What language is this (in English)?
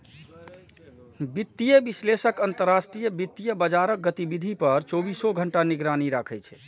Maithili